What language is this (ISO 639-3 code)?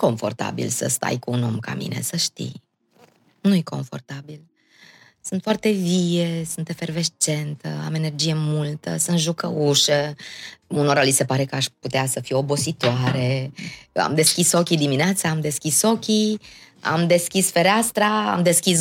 ron